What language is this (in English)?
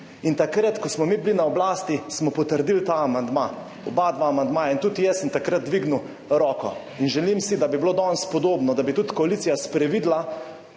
Slovenian